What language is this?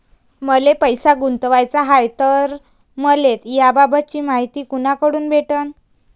Marathi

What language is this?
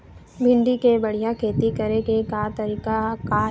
Chhattisgarhi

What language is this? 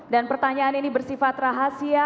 Indonesian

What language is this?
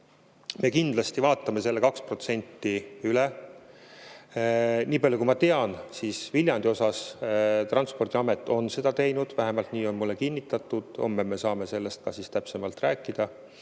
Estonian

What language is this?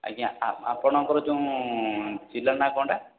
Odia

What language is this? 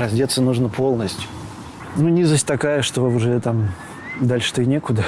Russian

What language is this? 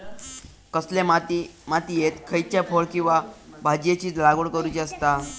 Marathi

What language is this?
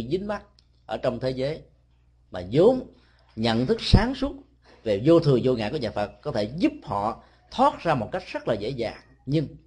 Vietnamese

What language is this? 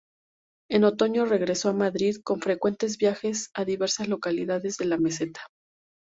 Spanish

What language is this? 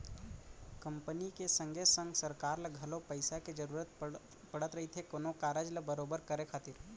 Chhattisgarhi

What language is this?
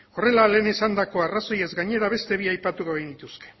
Basque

